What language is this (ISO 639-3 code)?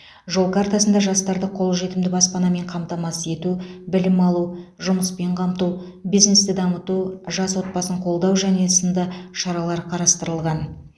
kaz